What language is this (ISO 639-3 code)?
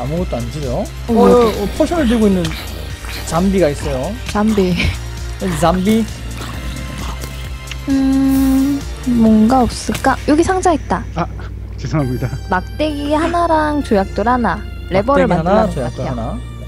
kor